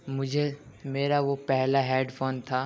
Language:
Urdu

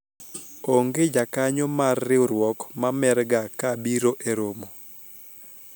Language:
Luo (Kenya and Tanzania)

